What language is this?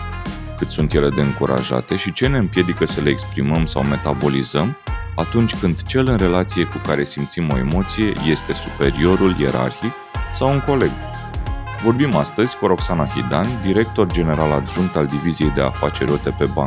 Romanian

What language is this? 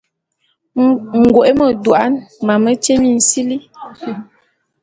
Bulu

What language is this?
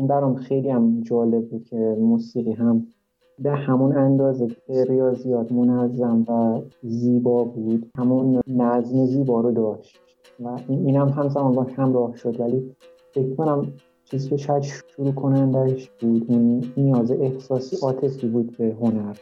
Persian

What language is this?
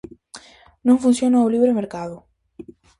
Galician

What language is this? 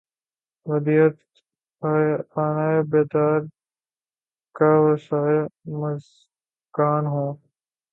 Urdu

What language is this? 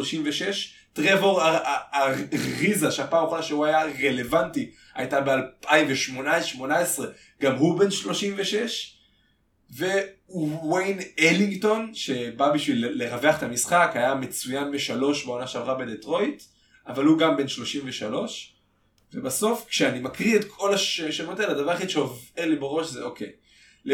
Hebrew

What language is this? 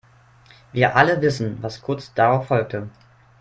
German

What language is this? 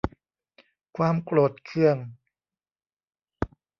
Thai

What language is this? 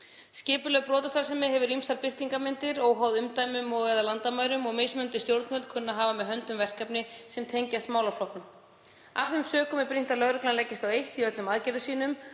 Icelandic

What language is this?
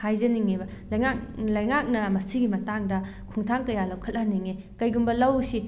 Manipuri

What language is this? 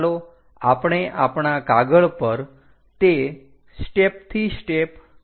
Gujarati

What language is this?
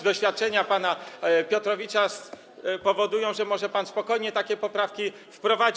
Polish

